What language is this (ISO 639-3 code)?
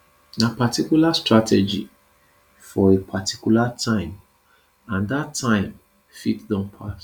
pcm